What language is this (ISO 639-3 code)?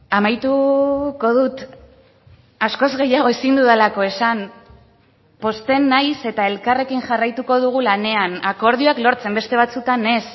eus